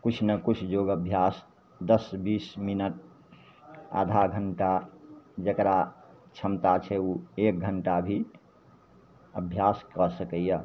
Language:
Maithili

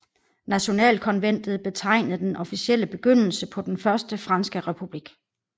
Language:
Danish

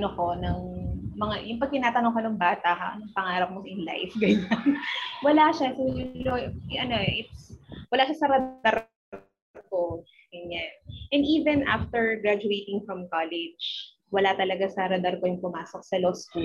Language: Filipino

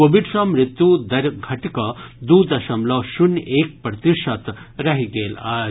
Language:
Maithili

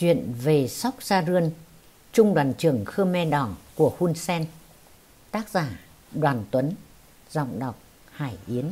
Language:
Vietnamese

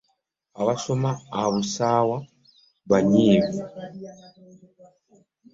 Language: Ganda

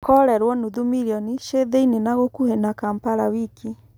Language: Kikuyu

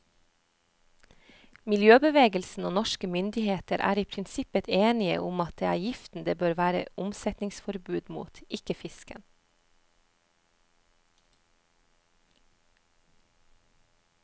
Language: Norwegian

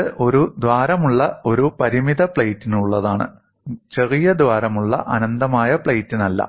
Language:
Malayalam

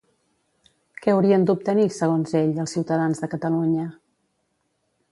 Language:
Catalan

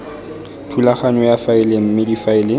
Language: Tswana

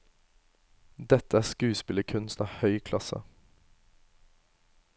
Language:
Norwegian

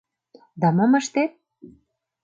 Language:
Mari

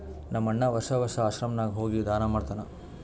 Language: Kannada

